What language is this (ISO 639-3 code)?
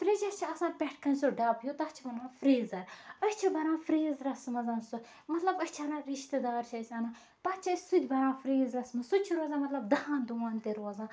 kas